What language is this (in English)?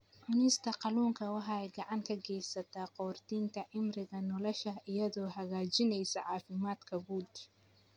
Somali